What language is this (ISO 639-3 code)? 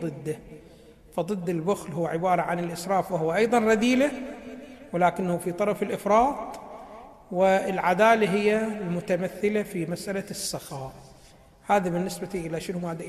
ara